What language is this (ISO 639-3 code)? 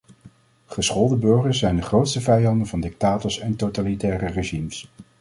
nld